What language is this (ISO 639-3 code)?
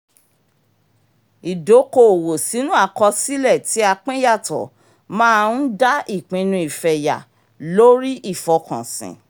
yor